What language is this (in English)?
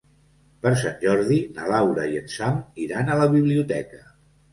Catalan